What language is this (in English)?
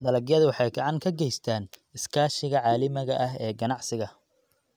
Somali